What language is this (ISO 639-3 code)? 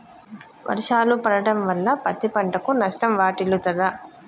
tel